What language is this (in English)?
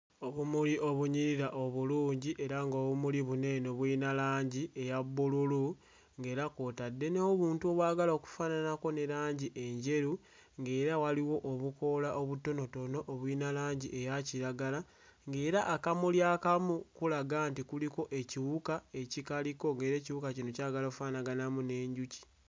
Ganda